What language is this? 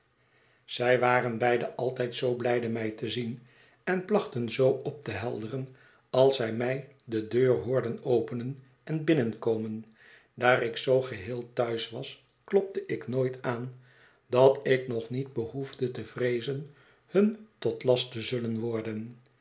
Dutch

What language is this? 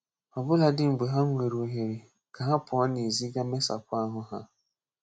Igbo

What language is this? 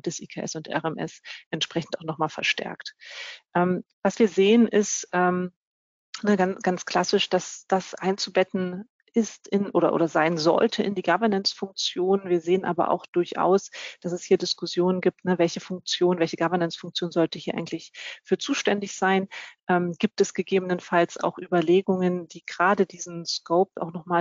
German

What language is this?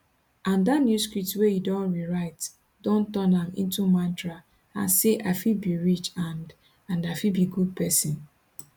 Nigerian Pidgin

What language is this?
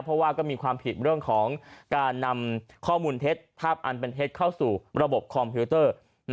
Thai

